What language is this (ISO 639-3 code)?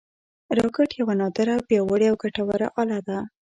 pus